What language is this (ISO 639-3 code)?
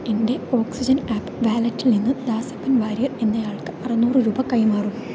mal